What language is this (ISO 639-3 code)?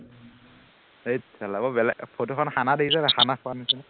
asm